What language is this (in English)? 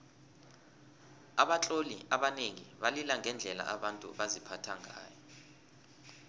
South Ndebele